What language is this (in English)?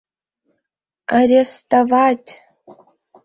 Mari